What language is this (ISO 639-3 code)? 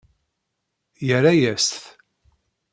kab